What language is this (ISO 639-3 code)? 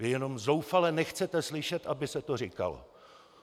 ces